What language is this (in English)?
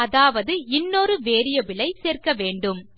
Tamil